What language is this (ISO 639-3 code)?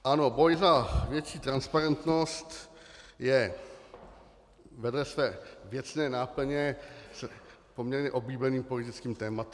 ces